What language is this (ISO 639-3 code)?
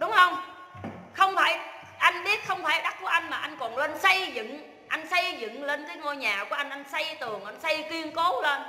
vie